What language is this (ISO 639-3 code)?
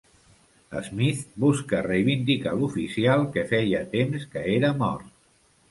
cat